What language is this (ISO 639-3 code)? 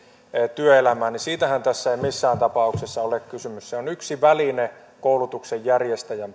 fin